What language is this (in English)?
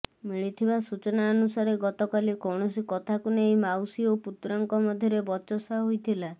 Odia